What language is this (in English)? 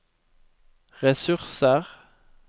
Norwegian